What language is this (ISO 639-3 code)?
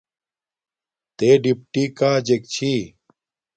dmk